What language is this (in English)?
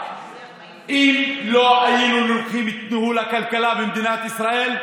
Hebrew